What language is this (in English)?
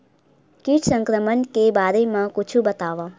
Chhattisgarhi